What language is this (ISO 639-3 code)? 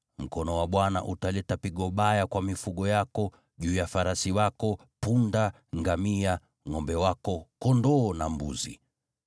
swa